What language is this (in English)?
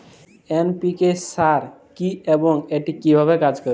Bangla